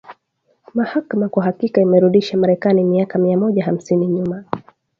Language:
Swahili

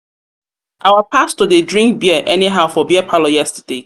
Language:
Nigerian Pidgin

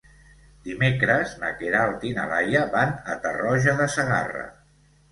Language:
Catalan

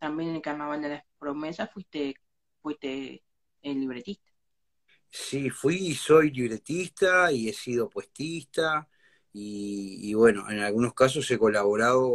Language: Spanish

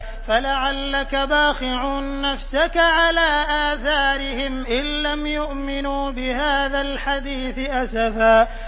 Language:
Arabic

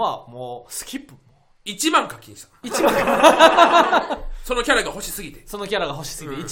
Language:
Japanese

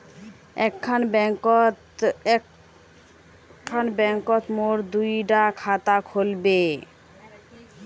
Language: Magahi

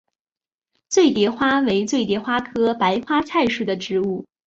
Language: Chinese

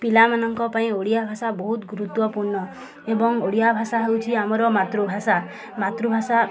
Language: Odia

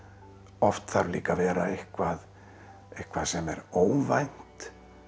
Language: Icelandic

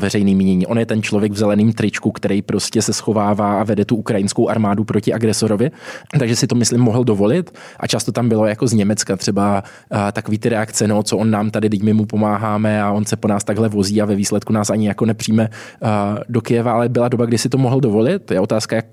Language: Czech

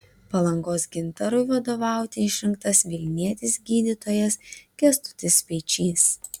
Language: Lithuanian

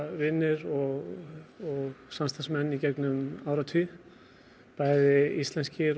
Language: Icelandic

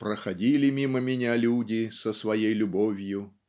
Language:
Russian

